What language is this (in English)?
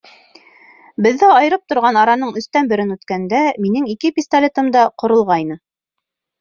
Bashkir